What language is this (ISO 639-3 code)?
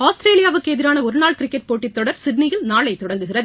tam